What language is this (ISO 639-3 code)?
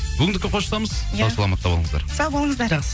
kaz